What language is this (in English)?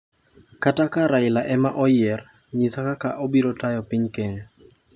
Luo (Kenya and Tanzania)